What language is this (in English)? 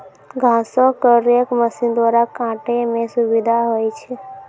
Maithili